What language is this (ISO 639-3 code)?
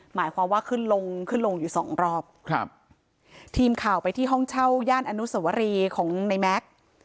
tha